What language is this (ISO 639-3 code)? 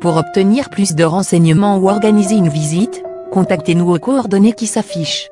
fra